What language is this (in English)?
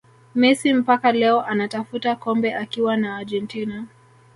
Swahili